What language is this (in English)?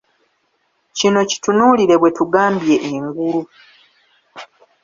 Ganda